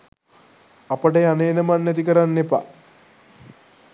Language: Sinhala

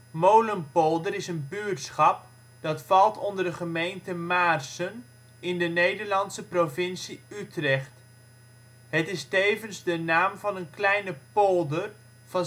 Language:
Dutch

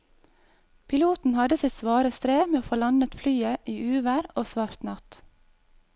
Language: Norwegian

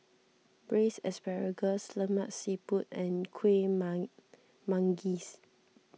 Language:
English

